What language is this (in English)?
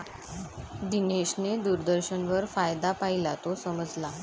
Marathi